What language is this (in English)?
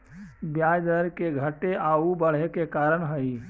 Magahi